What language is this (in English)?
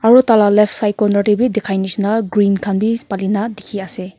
Naga Pidgin